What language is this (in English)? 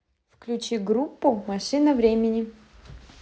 Russian